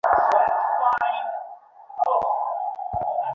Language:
Bangla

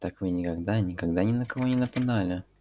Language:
Russian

